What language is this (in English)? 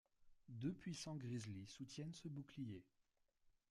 French